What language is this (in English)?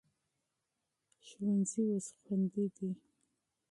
Pashto